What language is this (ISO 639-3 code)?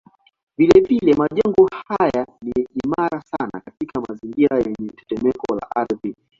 swa